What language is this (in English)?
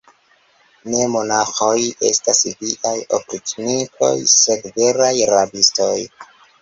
Esperanto